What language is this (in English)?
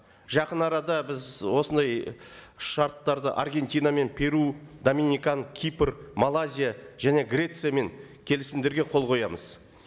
Kazakh